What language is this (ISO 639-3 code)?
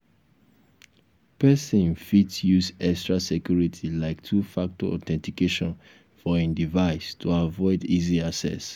pcm